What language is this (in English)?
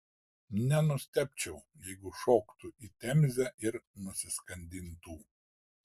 Lithuanian